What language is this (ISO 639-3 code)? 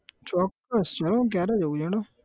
guj